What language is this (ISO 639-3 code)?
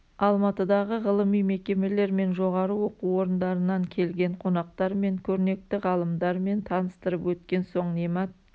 kaz